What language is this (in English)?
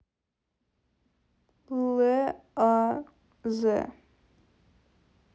Russian